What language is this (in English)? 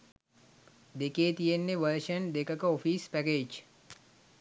Sinhala